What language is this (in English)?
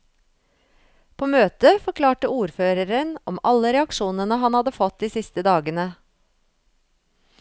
Norwegian